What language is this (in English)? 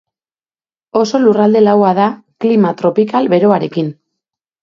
Basque